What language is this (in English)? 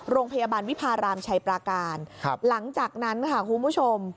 Thai